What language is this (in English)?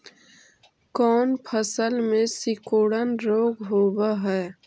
Magahi